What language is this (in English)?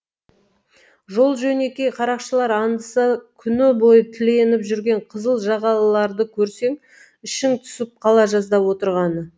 Kazakh